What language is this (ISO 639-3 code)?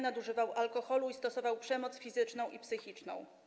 pol